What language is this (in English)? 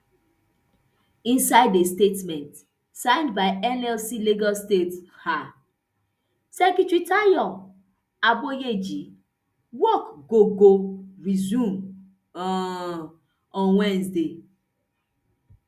Nigerian Pidgin